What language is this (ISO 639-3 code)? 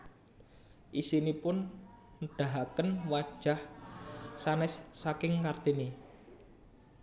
jav